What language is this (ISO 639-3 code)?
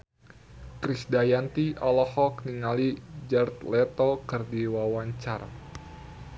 sun